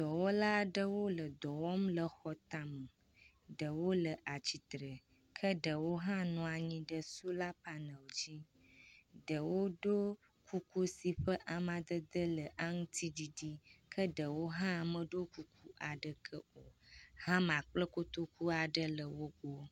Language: Ewe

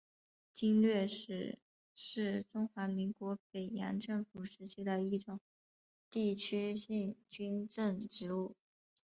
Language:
Chinese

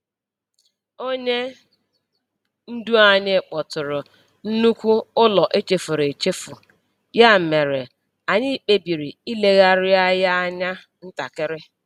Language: Igbo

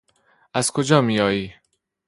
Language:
Persian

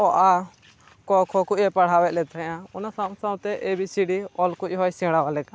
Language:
Santali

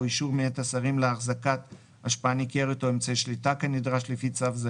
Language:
Hebrew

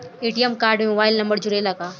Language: Bhojpuri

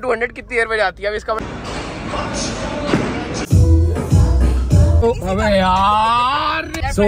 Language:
Hindi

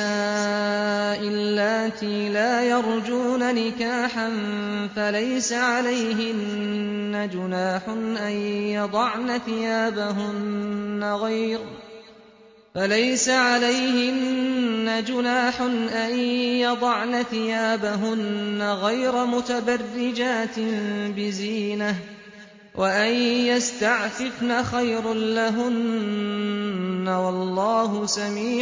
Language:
Arabic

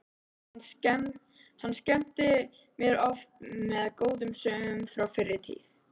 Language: Icelandic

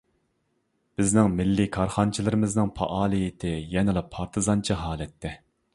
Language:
Uyghur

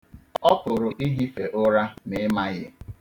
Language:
Igbo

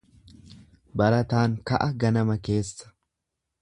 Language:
Oromo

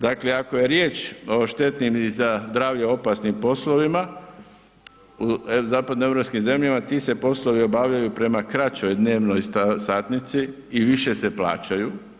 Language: Croatian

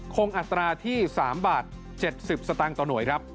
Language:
Thai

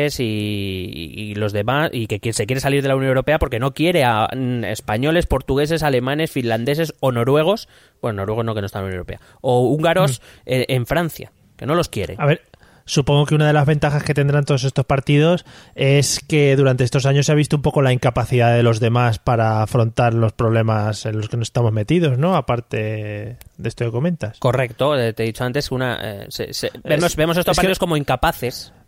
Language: Spanish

